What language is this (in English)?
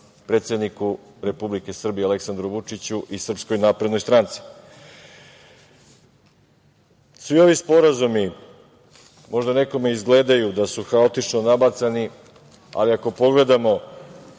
Serbian